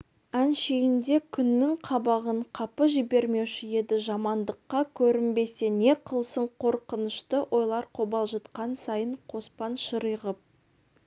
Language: Kazakh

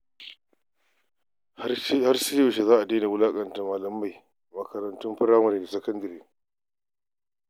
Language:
Hausa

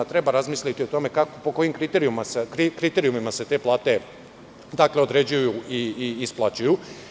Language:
Serbian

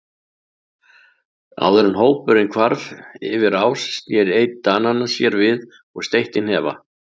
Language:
Icelandic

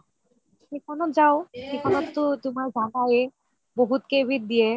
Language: Assamese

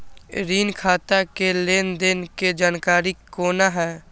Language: Maithili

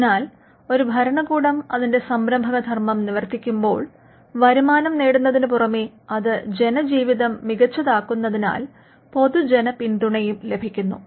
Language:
Malayalam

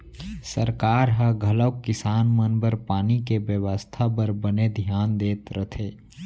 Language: Chhattisgarhi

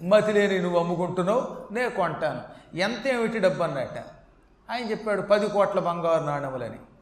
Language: Telugu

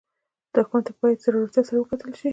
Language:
Pashto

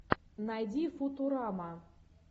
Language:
Russian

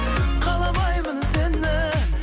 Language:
Kazakh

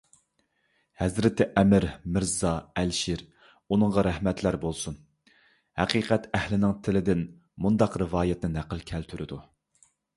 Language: Uyghur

